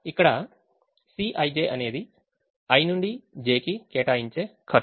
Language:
Telugu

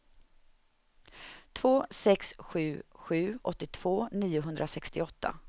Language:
Swedish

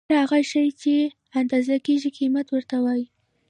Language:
Pashto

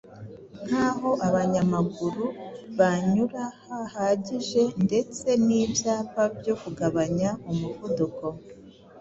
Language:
Kinyarwanda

